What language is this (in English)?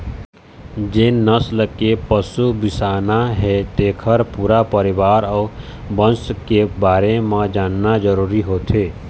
Chhattisgarhi